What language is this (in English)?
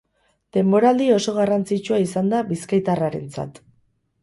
Basque